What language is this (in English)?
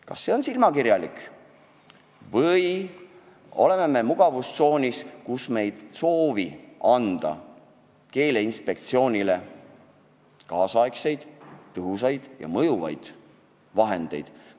Estonian